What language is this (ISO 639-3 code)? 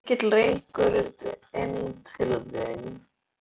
isl